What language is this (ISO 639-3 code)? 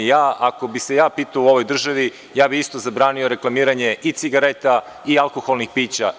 srp